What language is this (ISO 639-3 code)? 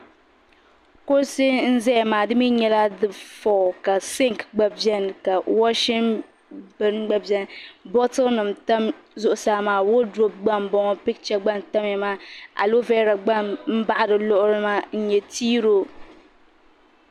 dag